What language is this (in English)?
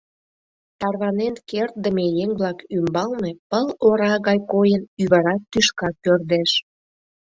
Mari